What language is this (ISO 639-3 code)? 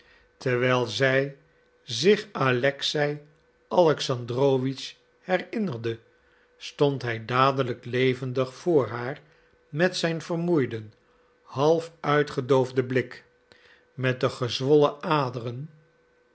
nld